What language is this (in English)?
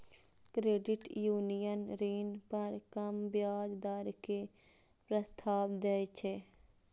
Maithili